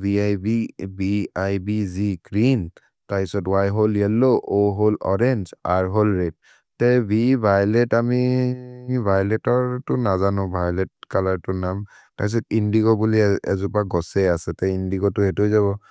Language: Maria (India)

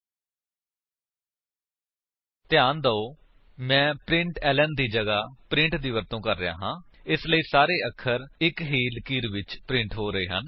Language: Punjabi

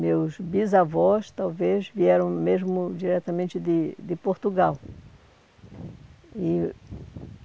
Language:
Portuguese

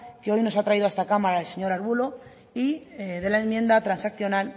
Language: Spanish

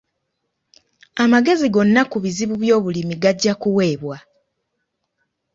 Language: Ganda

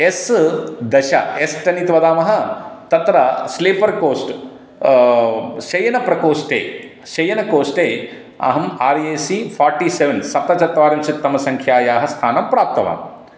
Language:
Sanskrit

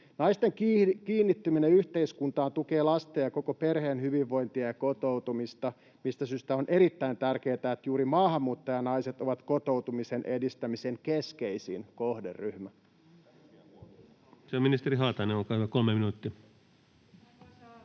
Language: Finnish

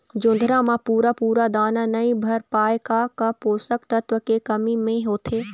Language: Chhattisgarhi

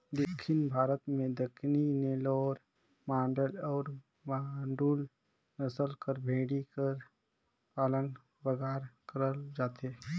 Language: Chhattisgarhi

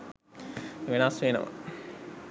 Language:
Sinhala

